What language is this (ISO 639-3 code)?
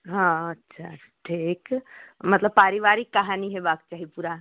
mai